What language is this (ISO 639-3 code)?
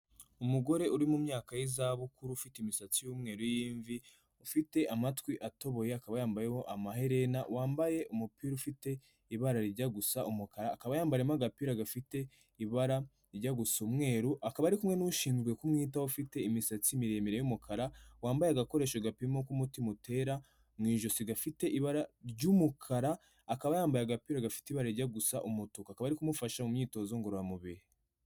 kin